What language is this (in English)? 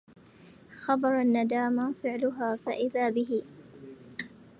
Arabic